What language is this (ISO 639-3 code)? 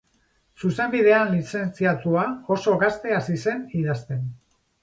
eus